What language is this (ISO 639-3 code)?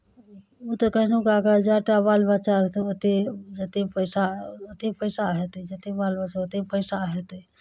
mai